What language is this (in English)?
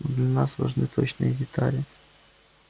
Russian